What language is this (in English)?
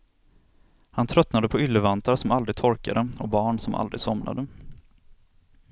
Swedish